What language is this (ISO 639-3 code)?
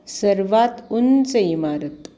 mar